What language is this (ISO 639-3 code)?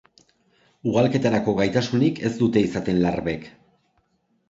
eus